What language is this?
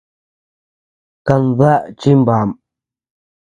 Tepeuxila Cuicatec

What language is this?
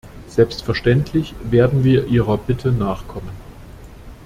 German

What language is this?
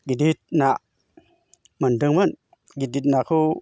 Bodo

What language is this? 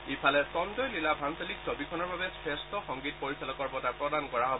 Assamese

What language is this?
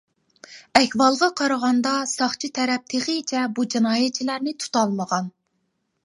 Uyghur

